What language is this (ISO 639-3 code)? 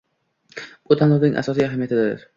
uzb